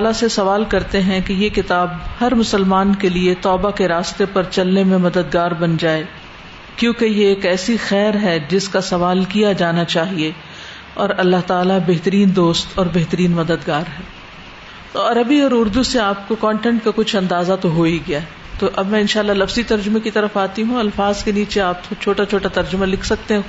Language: Urdu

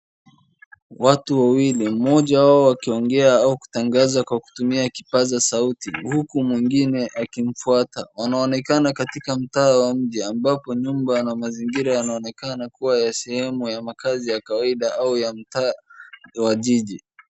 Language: Swahili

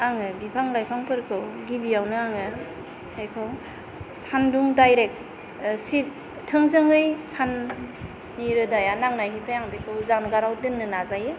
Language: Bodo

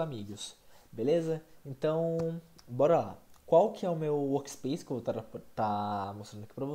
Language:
Portuguese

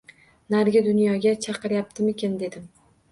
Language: Uzbek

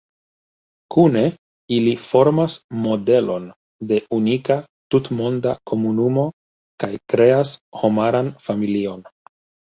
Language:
Esperanto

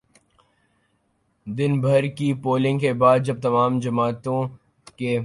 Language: Urdu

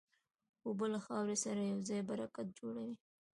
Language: Pashto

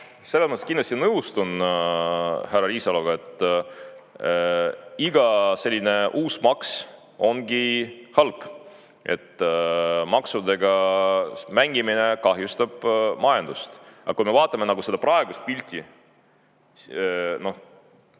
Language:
Estonian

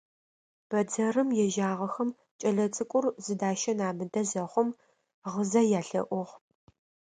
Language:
Adyghe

